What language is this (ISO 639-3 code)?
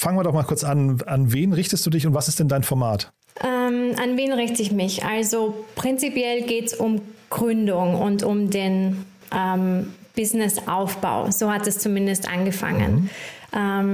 deu